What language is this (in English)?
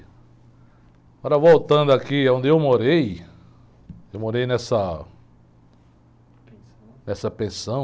Portuguese